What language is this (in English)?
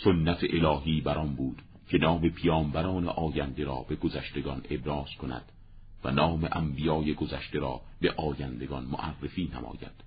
Persian